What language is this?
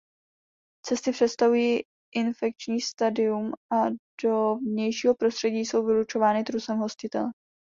Czech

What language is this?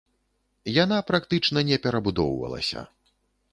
Belarusian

